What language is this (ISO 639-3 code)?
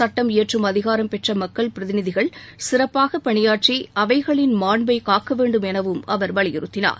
tam